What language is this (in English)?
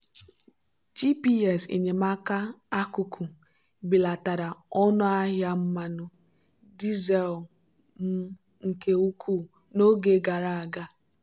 Igbo